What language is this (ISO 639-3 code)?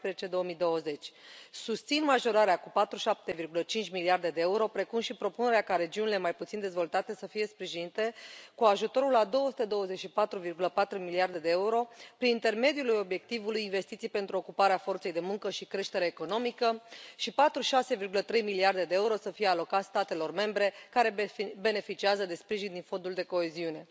ron